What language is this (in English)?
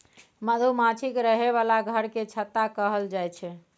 Maithili